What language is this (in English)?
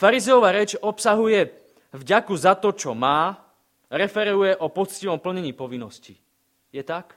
Slovak